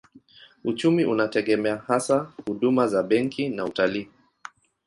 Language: Swahili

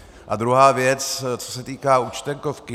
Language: Czech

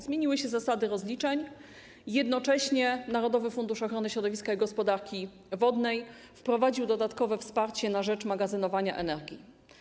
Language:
Polish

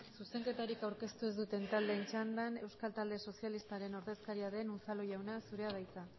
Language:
Basque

